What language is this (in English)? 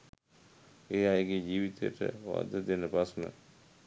Sinhala